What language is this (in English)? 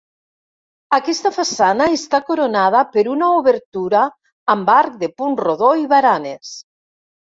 Catalan